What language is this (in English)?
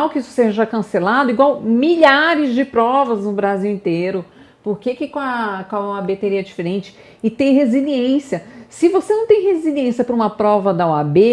Portuguese